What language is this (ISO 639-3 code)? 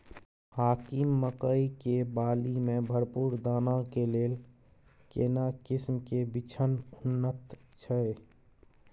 mai